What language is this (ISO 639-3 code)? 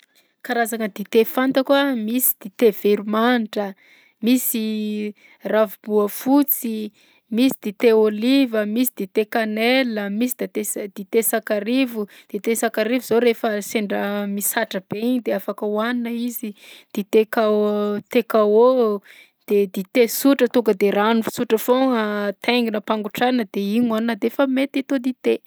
bzc